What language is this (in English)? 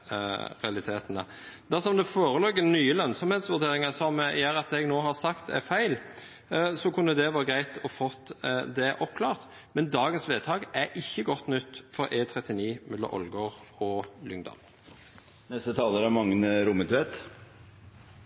Norwegian